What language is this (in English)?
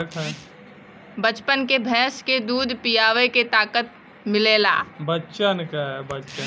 Bhojpuri